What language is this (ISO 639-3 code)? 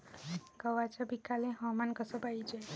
mar